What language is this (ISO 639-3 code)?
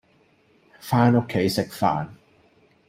yue